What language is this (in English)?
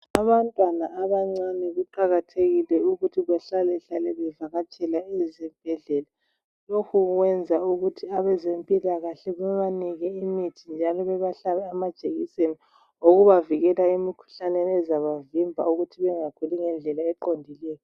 North Ndebele